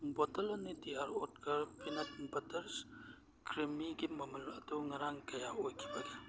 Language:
Manipuri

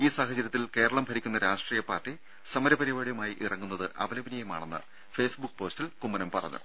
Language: Malayalam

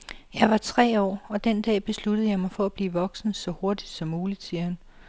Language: Danish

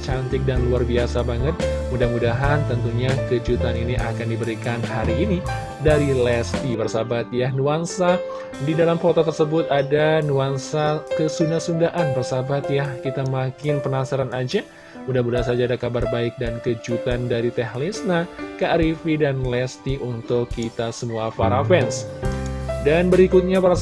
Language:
Indonesian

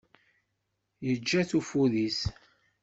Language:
Kabyle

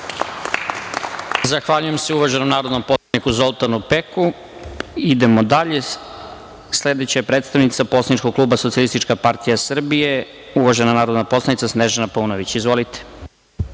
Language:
Serbian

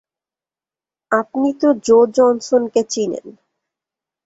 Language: Bangla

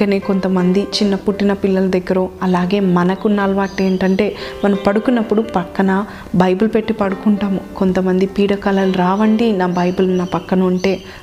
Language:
Telugu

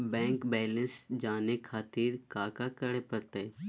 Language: Magahi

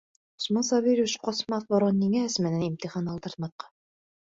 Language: Bashkir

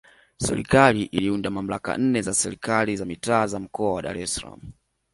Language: Swahili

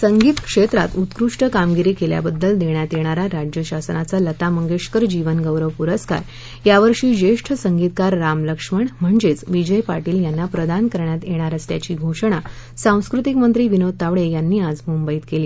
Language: Marathi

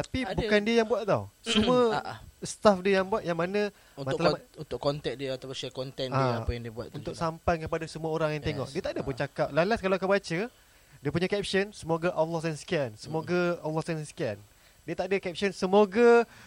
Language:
Malay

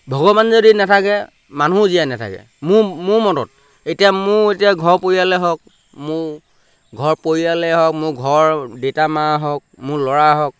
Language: Assamese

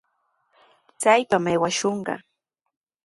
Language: Sihuas Ancash Quechua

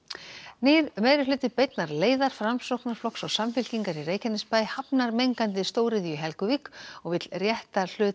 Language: Icelandic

